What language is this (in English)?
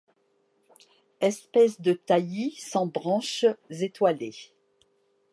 French